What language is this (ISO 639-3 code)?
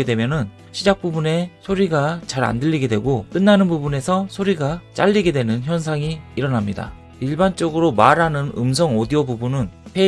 kor